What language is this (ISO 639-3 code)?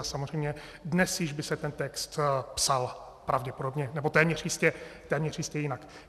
ces